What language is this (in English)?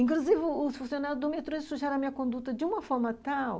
Portuguese